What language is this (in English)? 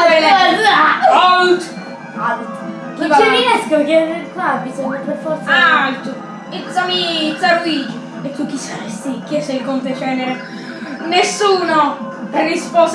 Italian